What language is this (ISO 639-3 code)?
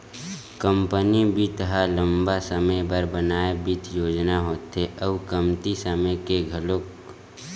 hne